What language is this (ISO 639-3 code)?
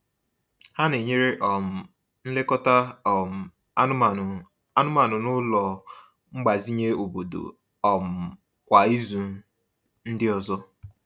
ibo